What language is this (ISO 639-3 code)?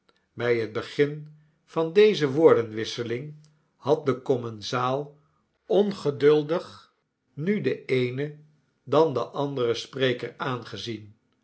nld